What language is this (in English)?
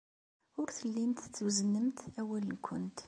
Kabyle